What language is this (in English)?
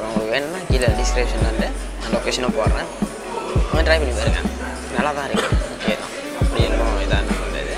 Thai